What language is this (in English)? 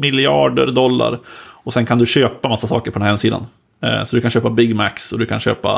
Swedish